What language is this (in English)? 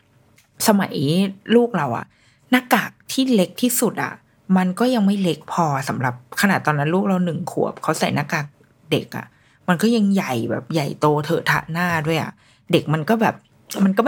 Thai